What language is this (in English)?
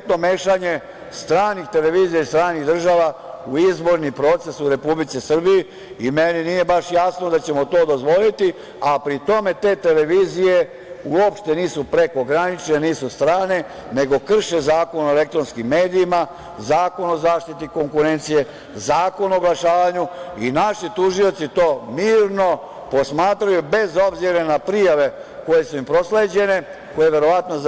Serbian